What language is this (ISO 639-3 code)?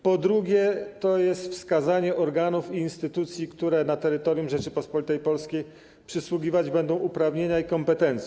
pol